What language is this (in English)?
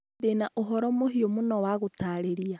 Kikuyu